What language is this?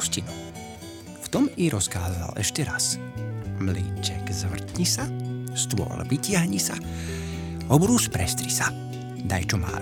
Slovak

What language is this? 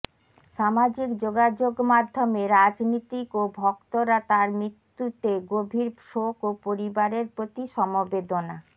Bangla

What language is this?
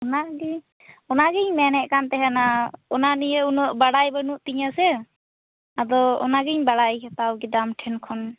Santali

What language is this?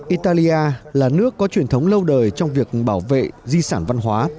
Vietnamese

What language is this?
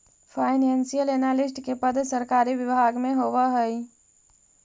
Magahi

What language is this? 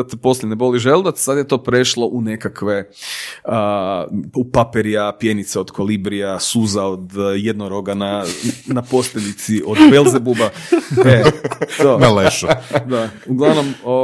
Croatian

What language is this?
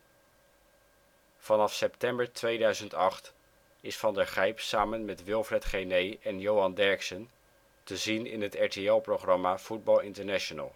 Dutch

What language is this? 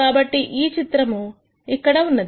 Telugu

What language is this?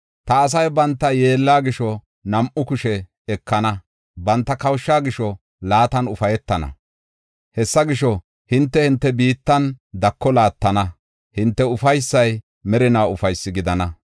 Gofa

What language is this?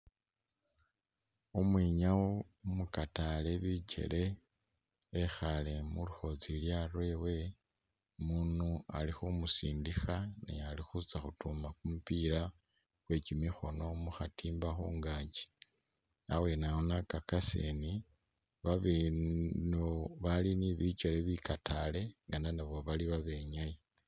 Masaaba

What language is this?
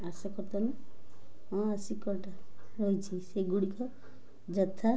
Odia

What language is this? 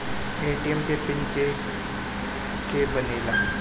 Bhojpuri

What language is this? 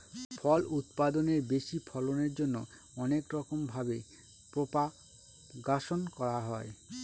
Bangla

